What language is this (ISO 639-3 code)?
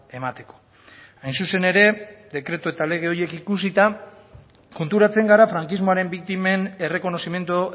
eus